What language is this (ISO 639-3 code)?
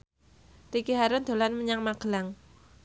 jav